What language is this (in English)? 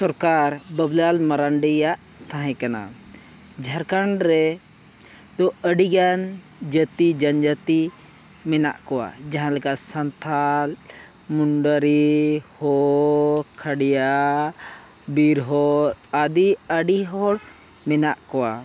Santali